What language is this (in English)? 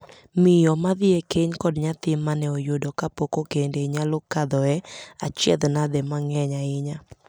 Luo (Kenya and Tanzania)